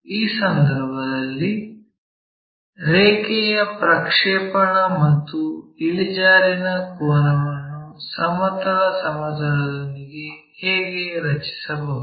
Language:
Kannada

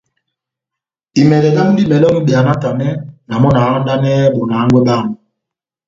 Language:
Batanga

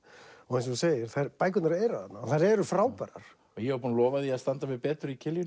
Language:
Icelandic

